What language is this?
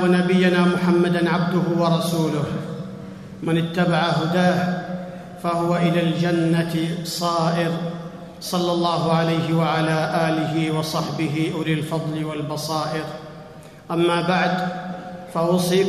Arabic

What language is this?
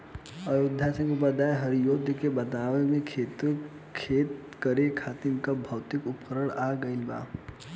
Bhojpuri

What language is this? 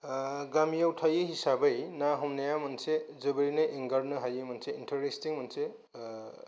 Bodo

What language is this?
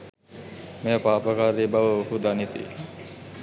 Sinhala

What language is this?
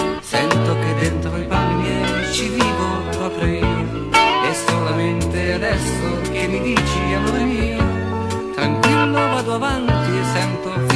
Italian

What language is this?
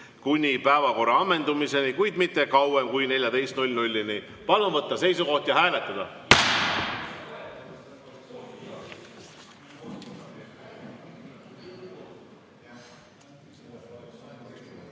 Estonian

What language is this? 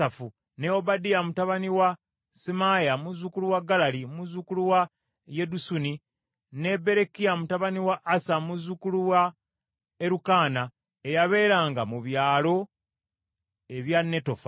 Ganda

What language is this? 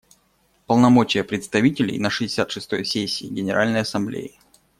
Russian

